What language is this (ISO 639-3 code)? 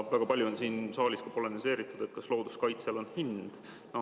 est